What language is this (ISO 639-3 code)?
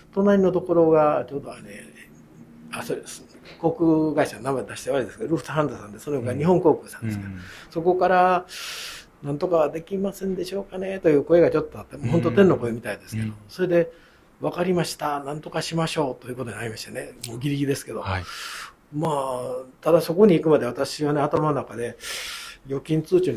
jpn